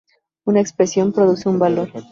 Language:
Spanish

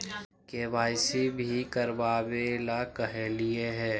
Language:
Magahi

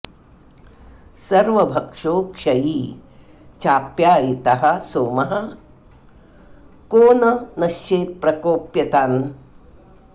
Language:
Sanskrit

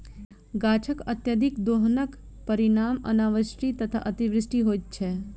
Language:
Maithili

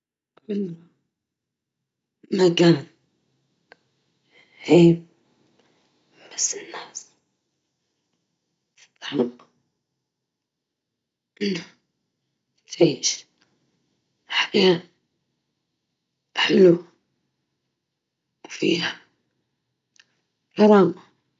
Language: Libyan Arabic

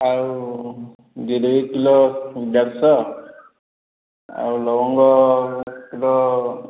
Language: Odia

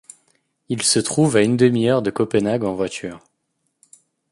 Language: French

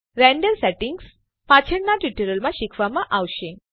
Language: Gujarati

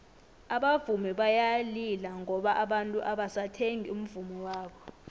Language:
South Ndebele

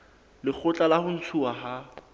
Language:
Southern Sotho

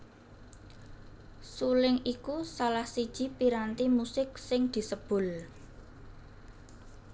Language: Javanese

